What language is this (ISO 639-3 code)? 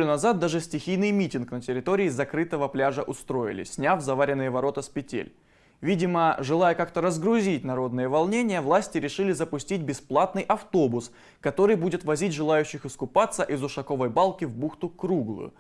rus